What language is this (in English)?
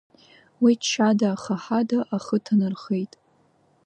Abkhazian